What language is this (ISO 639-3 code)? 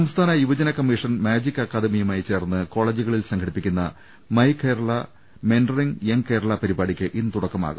mal